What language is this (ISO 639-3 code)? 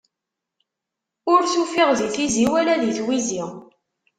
kab